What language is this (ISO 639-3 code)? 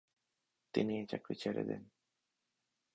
ben